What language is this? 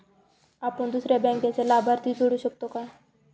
Marathi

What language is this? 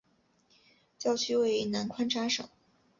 Chinese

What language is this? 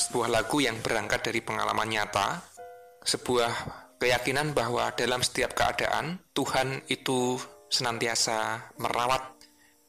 Indonesian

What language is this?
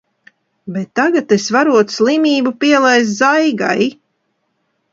Latvian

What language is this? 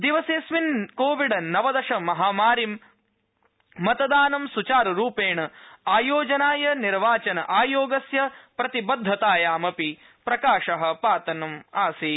Sanskrit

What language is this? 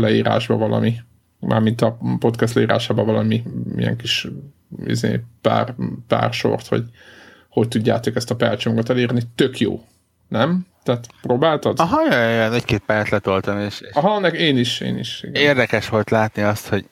Hungarian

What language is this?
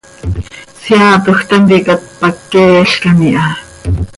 Seri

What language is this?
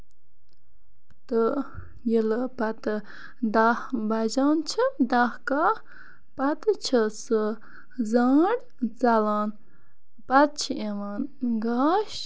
Kashmiri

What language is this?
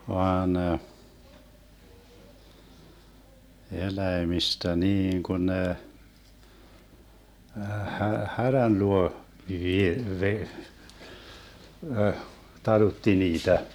Finnish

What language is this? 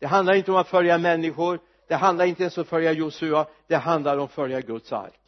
Swedish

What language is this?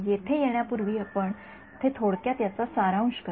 Marathi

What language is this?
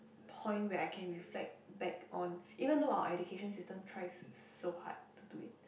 English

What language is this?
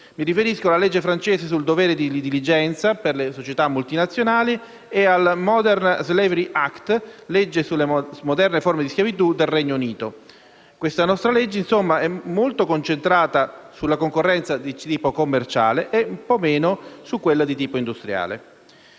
Italian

